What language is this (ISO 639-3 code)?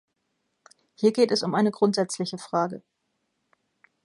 deu